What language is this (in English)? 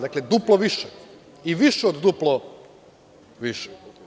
Serbian